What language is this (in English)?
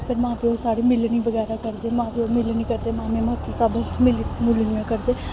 Dogri